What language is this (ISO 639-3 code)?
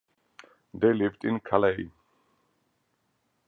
eng